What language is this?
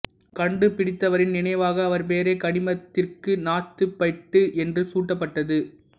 Tamil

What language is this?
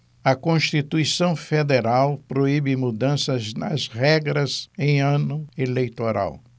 Portuguese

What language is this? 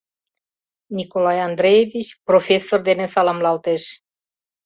Mari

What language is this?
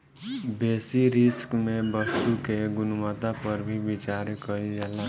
Bhojpuri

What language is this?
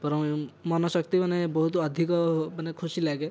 Odia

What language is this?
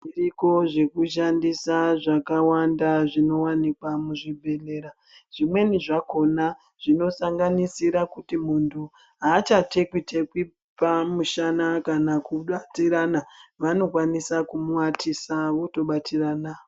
Ndau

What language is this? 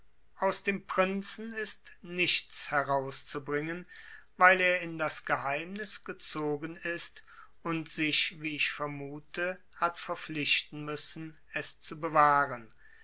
German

